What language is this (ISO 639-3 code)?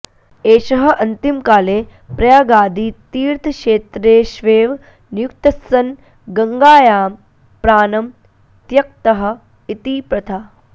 san